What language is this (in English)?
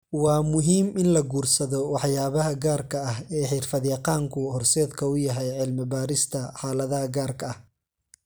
Somali